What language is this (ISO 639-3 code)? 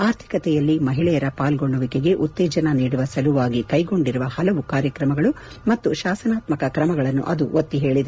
kan